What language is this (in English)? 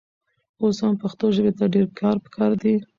Pashto